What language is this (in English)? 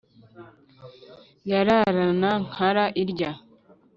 Kinyarwanda